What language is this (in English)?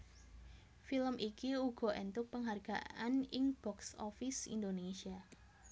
Javanese